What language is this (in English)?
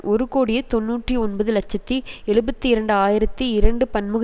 Tamil